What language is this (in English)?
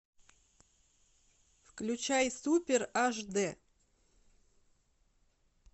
Russian